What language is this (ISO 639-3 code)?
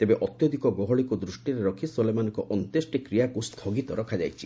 ori